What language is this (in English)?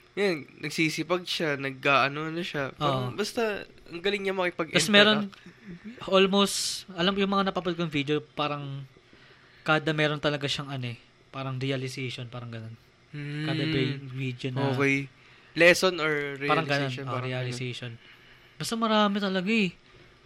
Filipino